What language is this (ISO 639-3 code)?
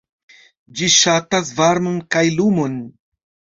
epo